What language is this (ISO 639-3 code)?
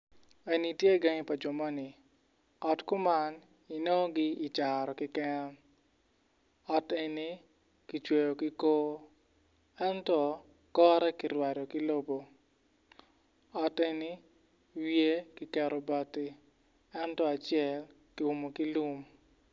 ach